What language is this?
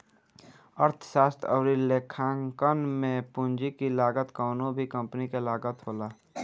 Bhojpuri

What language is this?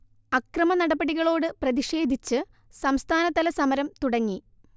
Malayalam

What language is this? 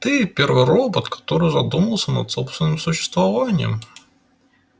Russian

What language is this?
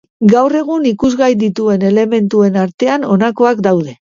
Basque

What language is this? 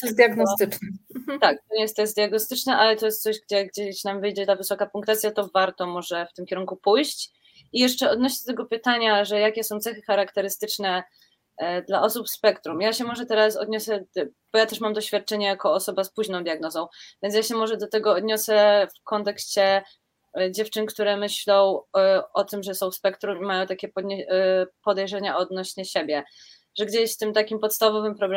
Polish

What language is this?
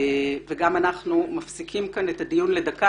Hebrew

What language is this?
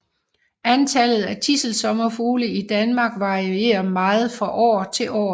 Danish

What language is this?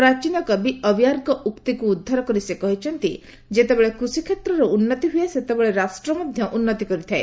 Odia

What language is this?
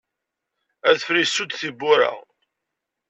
Kabyle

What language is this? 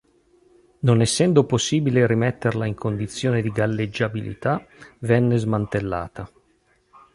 Italian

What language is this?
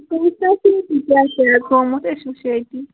Kashmiri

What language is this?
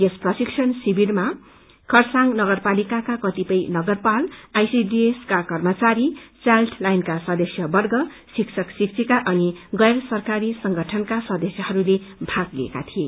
Nepali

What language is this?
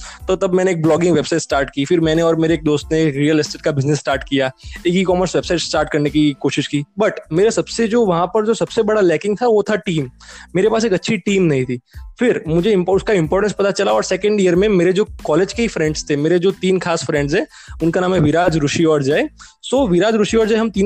Hindi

